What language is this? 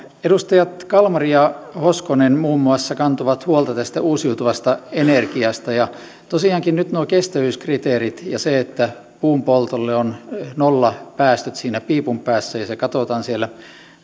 Finnish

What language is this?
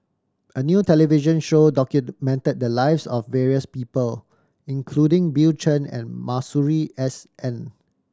English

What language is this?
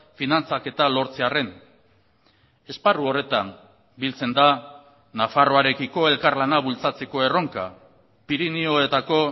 Basque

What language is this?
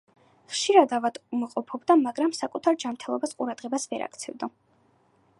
Georgian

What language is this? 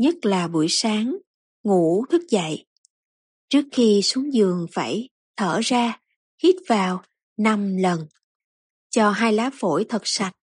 Vietnamese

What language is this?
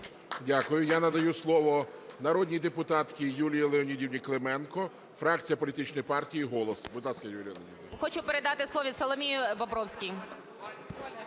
Ukrainian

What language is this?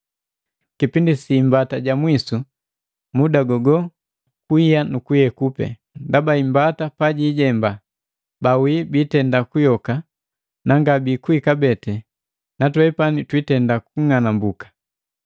Matengo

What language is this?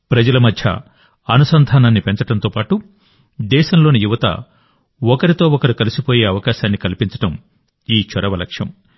Telugu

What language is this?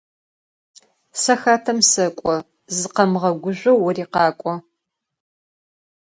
Adyghe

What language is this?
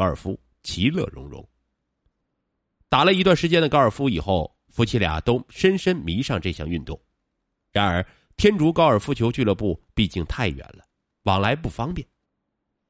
Chinese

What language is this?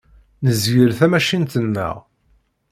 Kabyle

